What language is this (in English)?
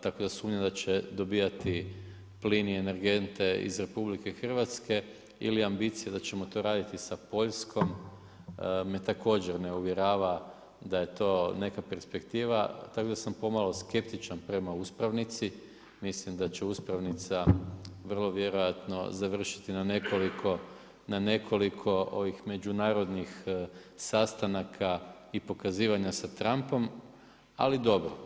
Croatian